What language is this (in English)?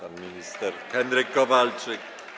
Polish